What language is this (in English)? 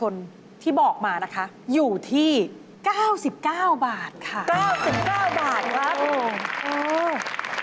Thai